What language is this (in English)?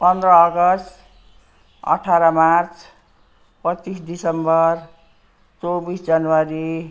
Nepali